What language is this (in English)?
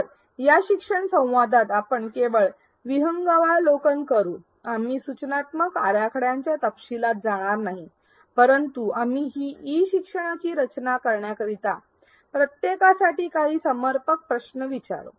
Marathi